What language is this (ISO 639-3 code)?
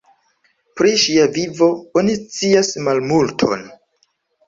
epo